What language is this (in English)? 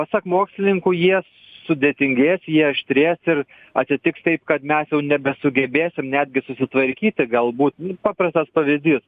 Lithuanian